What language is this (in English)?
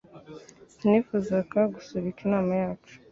Kinyarwanda